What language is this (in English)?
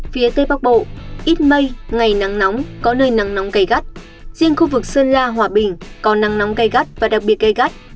Vietnamese